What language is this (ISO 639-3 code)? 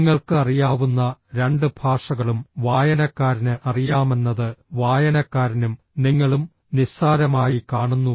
mal